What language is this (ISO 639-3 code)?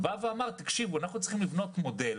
heb